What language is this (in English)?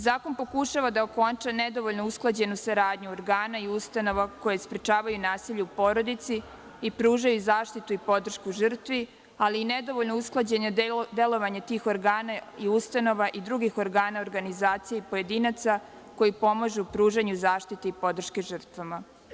Serbian